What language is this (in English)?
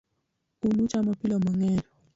Luo (Kenya and Tanzania)